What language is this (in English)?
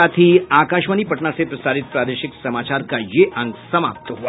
Hindi